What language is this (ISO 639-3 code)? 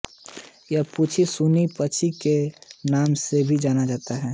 hin